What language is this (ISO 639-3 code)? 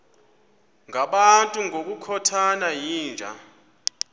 xho